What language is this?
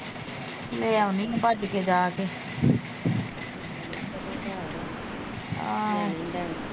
Punjabi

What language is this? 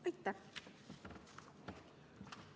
Estonian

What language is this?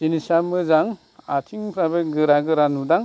Bodo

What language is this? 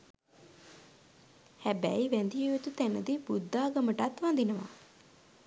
Sinhala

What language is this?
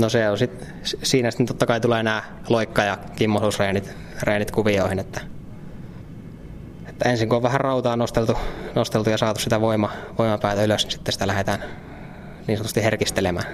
Finnish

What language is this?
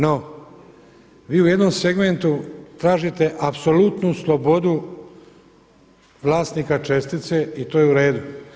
Croatian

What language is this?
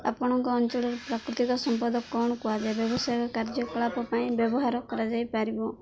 Odia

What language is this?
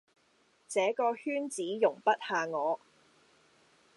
Cantonese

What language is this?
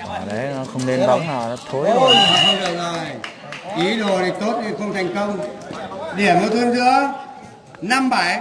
Vietnamese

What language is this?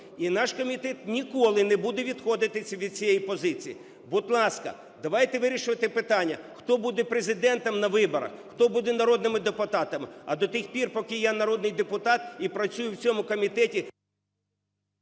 Ukrainian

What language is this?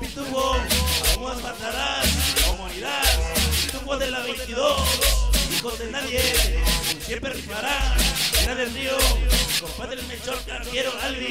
Spanish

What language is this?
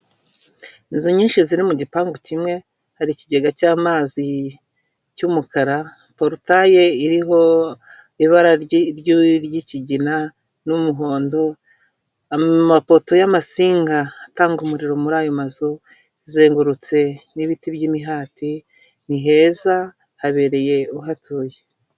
Kinyarwanda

